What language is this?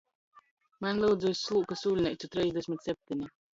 Latgalian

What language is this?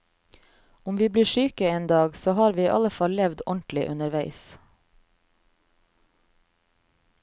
Norwegian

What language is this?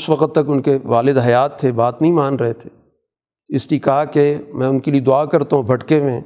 Urdu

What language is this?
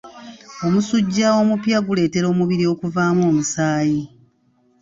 Ganda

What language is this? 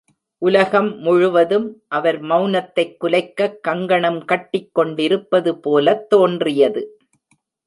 Tamil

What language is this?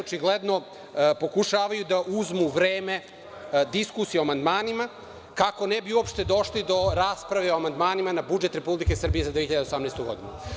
Serbian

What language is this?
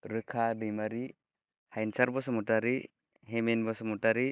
Bodo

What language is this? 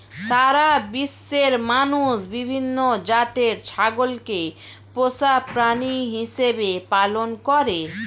Bangla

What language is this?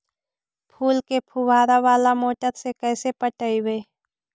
Magahi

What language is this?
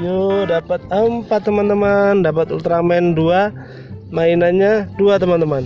Indonesian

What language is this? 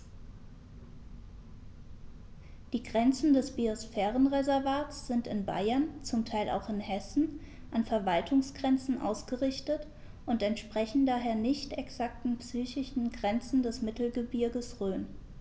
German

